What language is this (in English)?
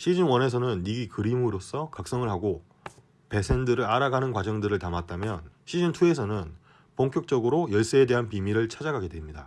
Korean